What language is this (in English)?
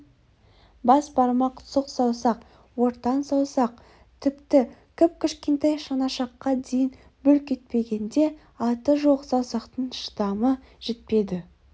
Kazakh